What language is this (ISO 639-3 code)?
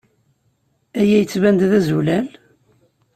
kab